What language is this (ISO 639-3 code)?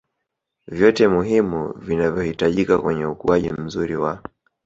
swa